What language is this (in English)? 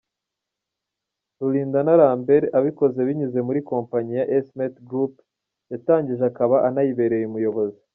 Kinyarwanda